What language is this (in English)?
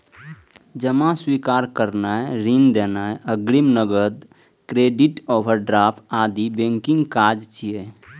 Maithili